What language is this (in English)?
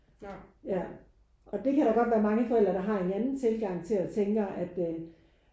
Danish